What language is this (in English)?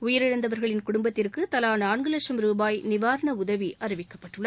Tamil